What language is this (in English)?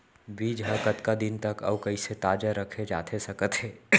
Chhattisgarhi